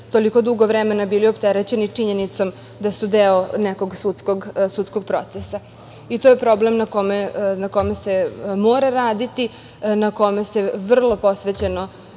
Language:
Serbian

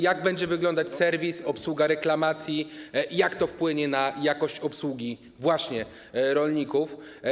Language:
Polish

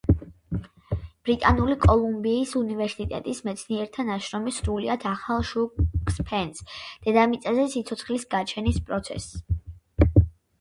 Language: Georgian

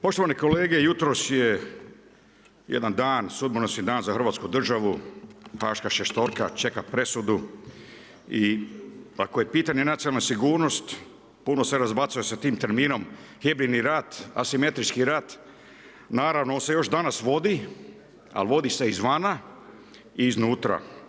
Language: Croatian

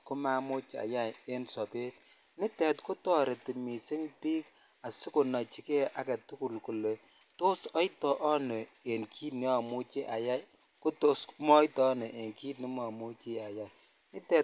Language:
Kalenjin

